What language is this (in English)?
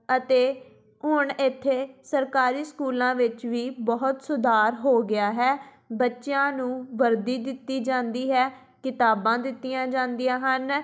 Punjabi